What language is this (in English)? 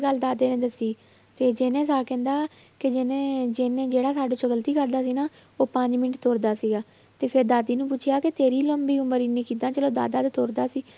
Punjabi